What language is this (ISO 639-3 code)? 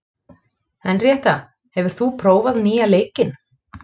isl